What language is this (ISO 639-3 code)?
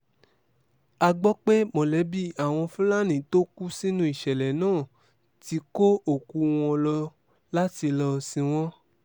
yor